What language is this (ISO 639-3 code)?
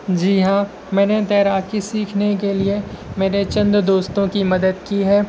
urd